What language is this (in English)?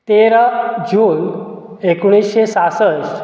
Konkani